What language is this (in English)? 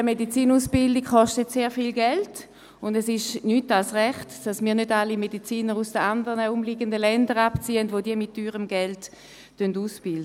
Swiss German